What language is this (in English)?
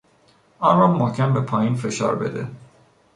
Persian